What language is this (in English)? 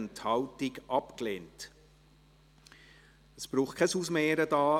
Swiss German